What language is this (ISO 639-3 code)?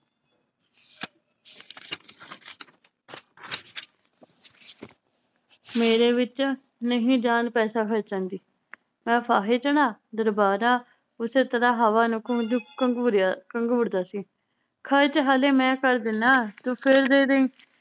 pan